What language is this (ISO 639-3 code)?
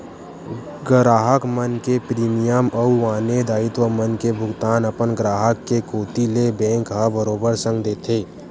hne